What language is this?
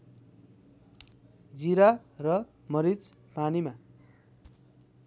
Nepali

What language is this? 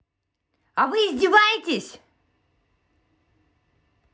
Russian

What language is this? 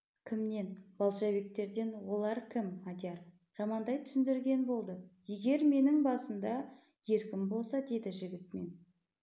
Kazakh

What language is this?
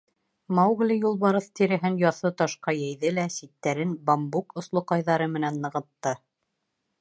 Bashkir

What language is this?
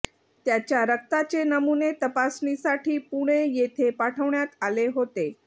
Marathi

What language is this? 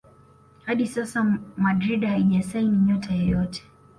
Swahili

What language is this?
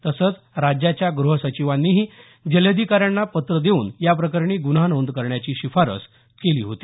Marathi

